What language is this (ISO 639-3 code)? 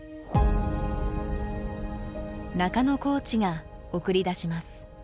jpn